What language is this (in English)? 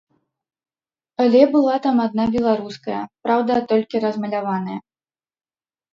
Belarusian